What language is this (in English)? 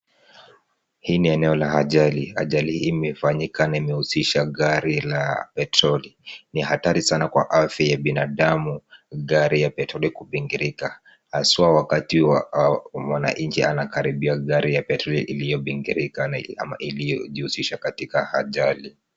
Swahili